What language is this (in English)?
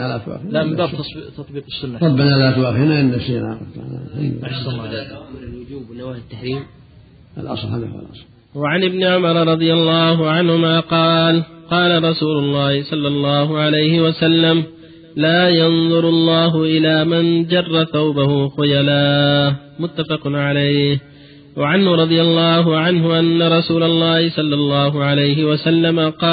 Arabic